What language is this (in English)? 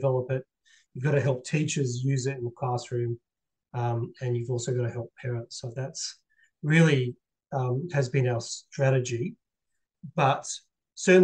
English